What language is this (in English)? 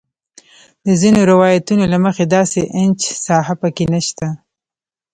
Pashto